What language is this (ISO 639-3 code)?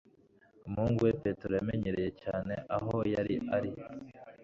kin